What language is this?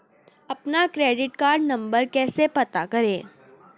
Hindi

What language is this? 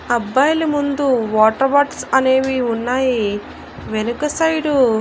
Telugu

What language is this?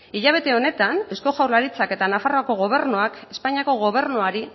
Basque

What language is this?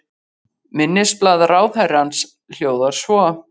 Icelandic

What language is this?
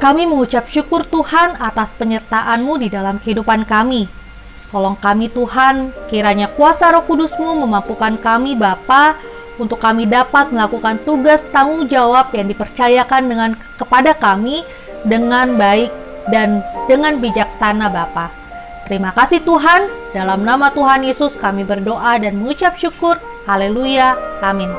Indonesian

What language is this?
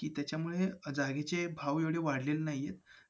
Marathi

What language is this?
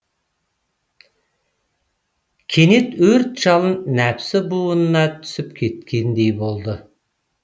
Kazakh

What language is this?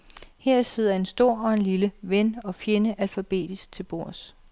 Danish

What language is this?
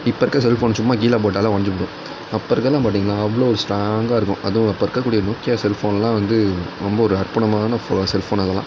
Tamil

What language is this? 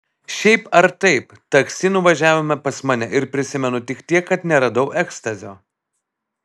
Lithuanian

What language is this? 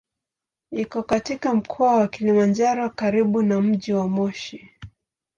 Swahili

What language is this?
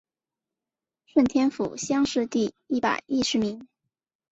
Chinese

